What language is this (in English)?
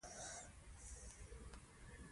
Pashto